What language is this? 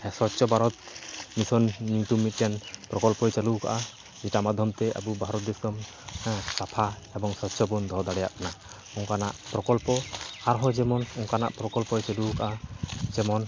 Santali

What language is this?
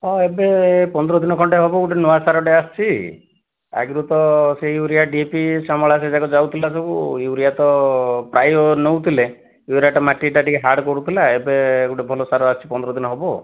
Odia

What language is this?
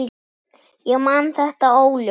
Icelandic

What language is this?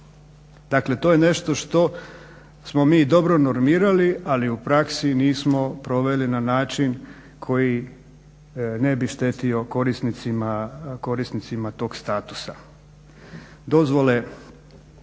Croatian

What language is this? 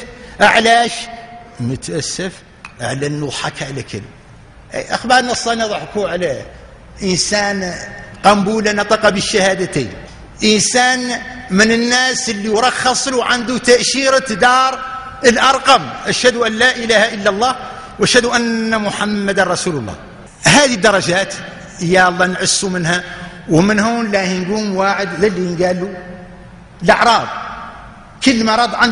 Arabic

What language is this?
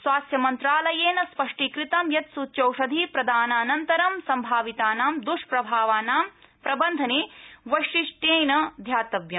Sanskrit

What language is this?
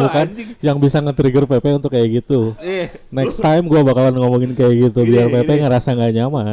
Indonesian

